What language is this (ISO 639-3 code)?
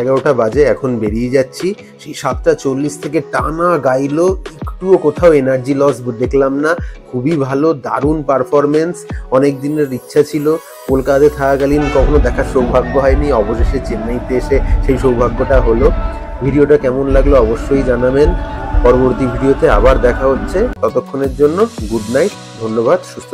ind